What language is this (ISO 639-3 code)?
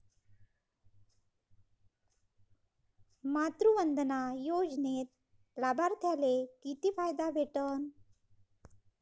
mar